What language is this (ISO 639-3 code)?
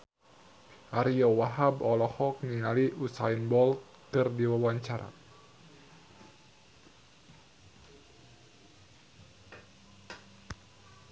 sun